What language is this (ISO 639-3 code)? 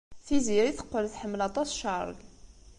kab